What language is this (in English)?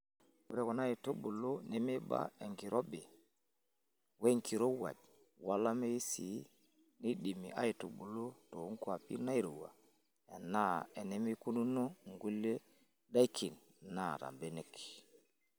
Masai